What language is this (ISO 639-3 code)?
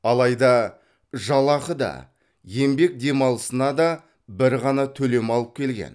kaz